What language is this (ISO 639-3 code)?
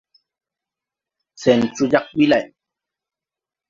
tui